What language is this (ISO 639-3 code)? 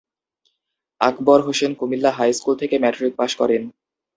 ben